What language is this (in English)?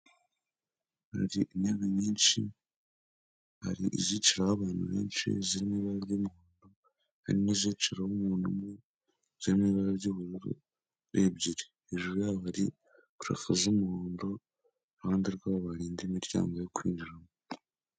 Kinyarwanda